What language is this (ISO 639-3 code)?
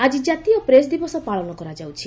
ori